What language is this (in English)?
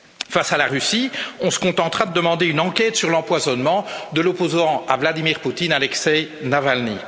French